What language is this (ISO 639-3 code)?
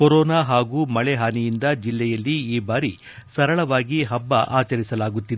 kan